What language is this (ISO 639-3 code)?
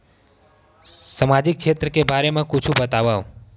hne